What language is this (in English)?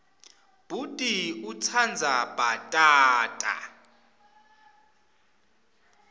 Swati